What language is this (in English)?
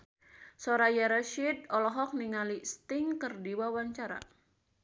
Sundanese